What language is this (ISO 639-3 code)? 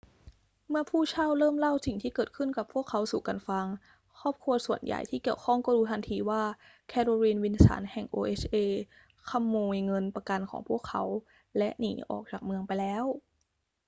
tha